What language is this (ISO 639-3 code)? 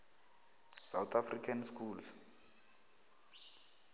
nbl